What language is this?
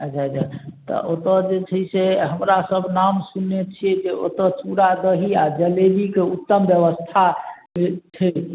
Maithili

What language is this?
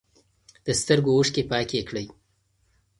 Pashto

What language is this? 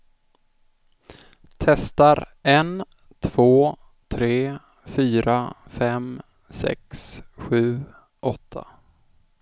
Swedish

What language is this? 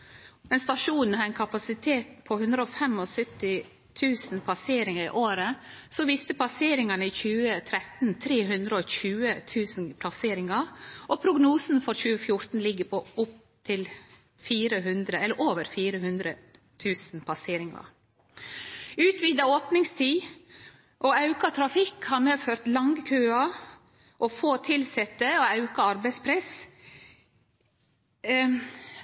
Norwegian Nynorsk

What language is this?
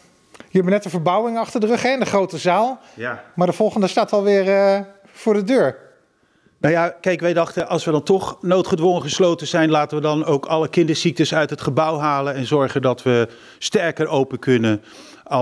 Dutch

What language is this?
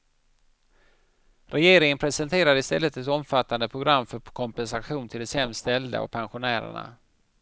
Swedish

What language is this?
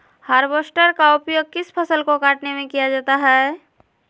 Magahi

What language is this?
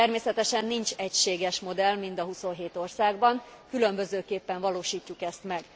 Hungarian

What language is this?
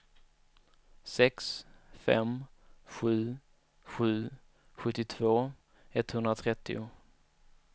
Swedish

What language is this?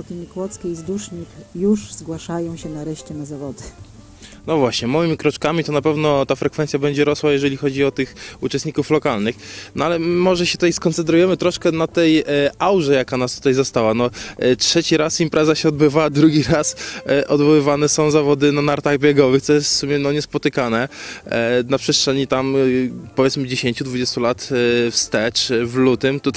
Polish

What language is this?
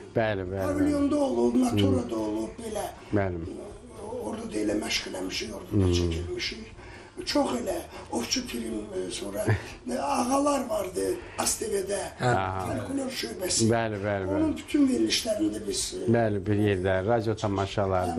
Turkish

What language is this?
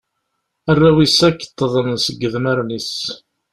Kabyle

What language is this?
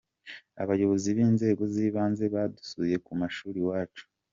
Kinyarwanda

